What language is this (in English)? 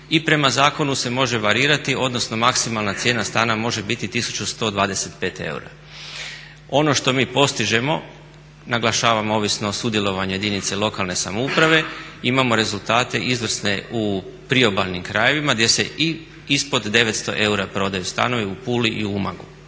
Croatian